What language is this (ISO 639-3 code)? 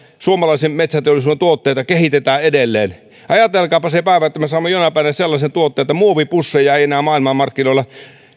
fin